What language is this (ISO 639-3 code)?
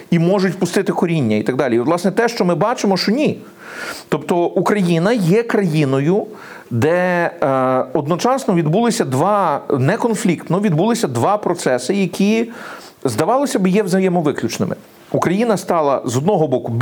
ukr